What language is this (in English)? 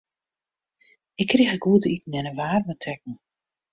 Western Frisian